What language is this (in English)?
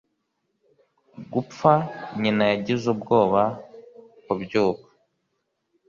Kinyarwanda